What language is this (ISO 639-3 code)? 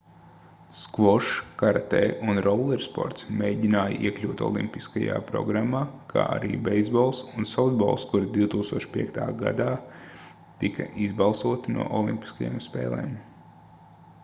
lav